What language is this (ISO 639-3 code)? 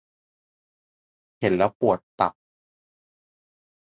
tha